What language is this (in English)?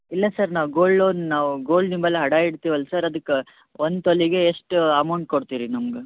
Kannada